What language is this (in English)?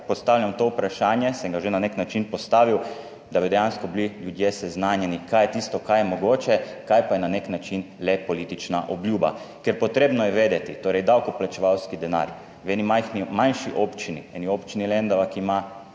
Slovenian